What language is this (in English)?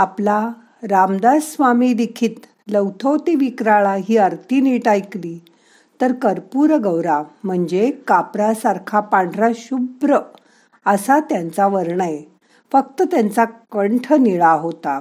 Marathi